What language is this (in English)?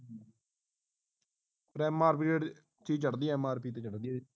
Punjabi